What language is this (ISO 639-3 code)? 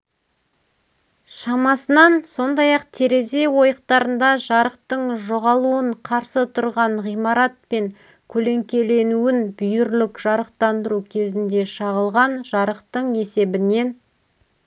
kaz